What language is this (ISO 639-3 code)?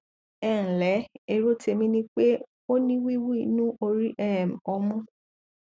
yor